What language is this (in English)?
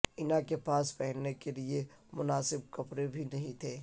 Urdu